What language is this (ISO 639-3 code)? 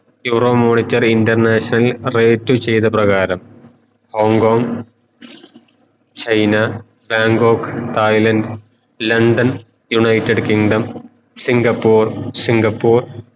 mal